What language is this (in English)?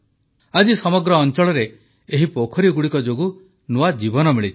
Odia